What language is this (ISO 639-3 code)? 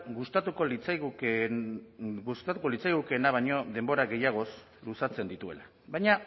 eus